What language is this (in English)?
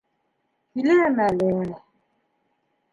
Bashkir